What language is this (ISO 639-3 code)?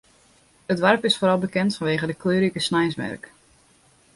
fry